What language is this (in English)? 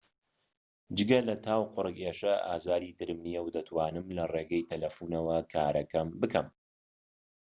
Central Kurdish